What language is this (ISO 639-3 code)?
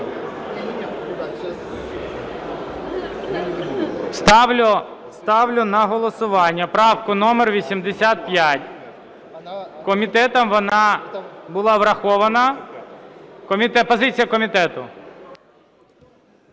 ukr